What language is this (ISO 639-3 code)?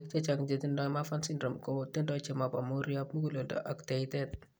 kln